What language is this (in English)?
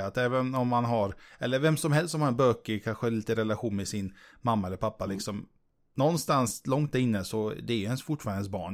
Swedish